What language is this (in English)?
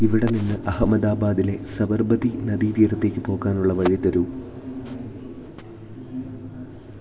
Malayalam